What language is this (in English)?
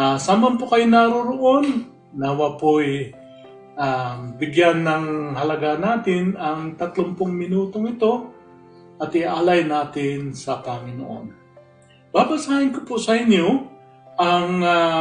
Filipino